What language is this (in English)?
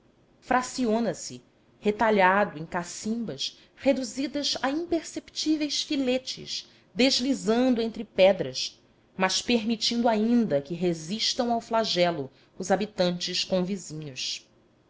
Portuguese